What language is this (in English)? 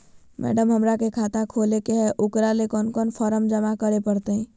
Magahi